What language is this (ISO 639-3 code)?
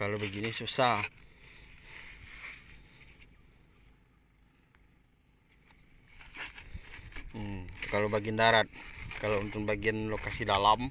ind